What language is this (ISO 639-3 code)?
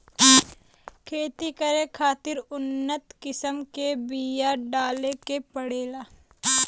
bho